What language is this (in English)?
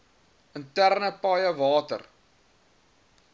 Afrikaans